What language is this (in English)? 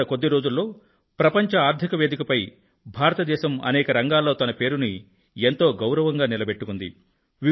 Telugu